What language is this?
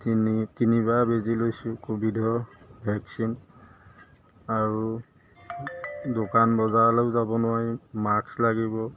Assamese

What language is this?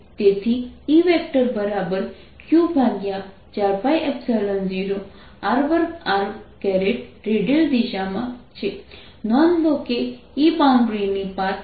Gujarati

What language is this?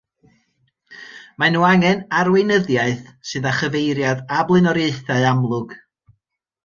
Welsh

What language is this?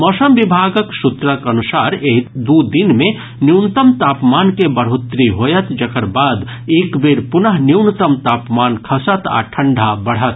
Maithili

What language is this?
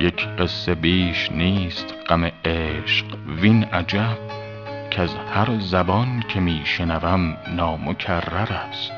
Persian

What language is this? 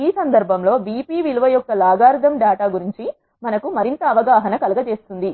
Telugu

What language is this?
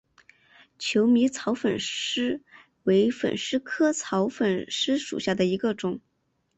Chinese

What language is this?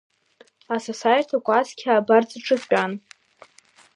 Abkhazian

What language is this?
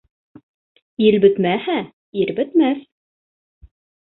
Bashkir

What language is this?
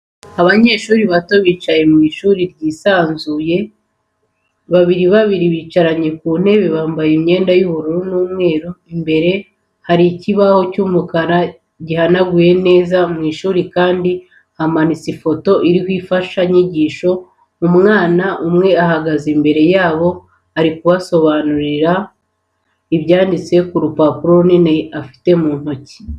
Kinyarwanda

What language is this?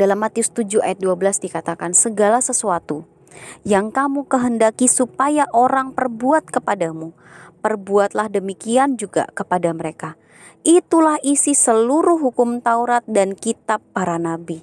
Indonesian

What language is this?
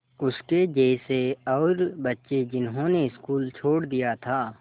Hindi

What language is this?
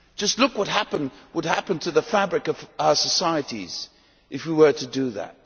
English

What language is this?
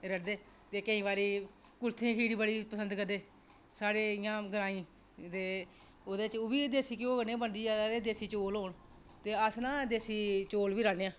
Dogri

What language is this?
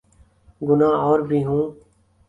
Urdu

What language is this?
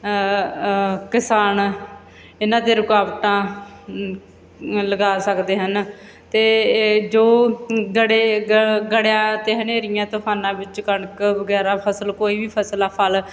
Punjabi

